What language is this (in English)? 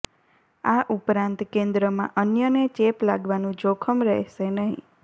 Gujarati